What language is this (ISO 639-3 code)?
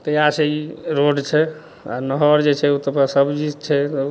mai